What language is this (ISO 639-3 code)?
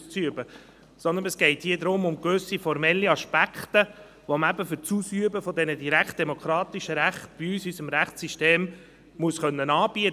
gsw